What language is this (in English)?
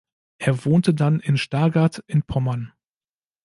German